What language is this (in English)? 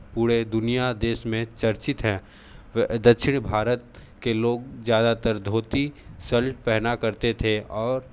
Hindi